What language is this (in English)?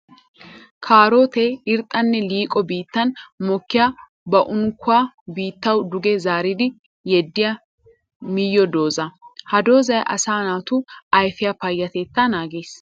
Wolaytta